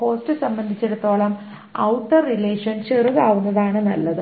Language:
Malayalam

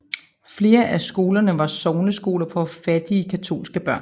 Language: Danish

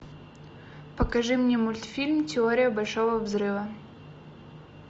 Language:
Russian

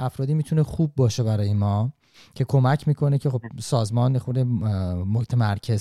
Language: Persian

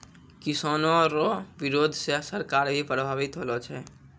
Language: Maithili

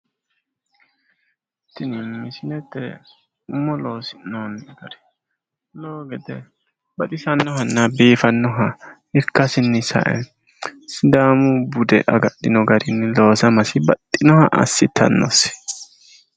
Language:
Sidamo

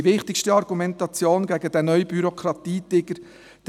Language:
Swiss German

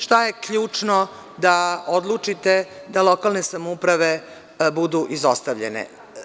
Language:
Serbian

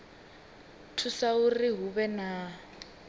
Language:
Venda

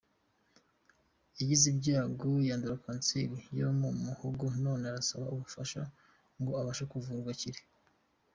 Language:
Kinyarwanda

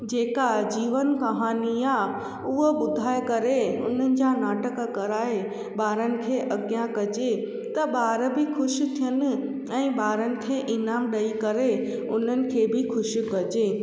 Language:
Sindhi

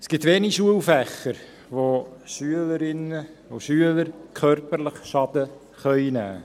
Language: Swiss German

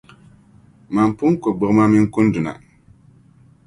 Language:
Dagbani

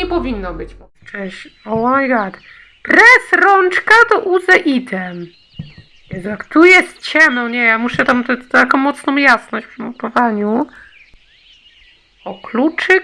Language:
Polish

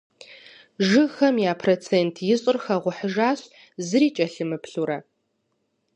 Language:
Kabardian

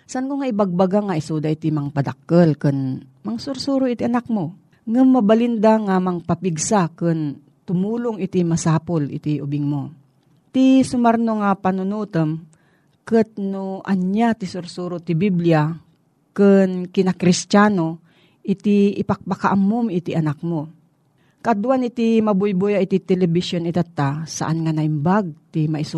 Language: Filipino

